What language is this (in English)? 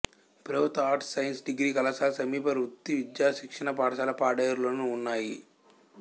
Telugu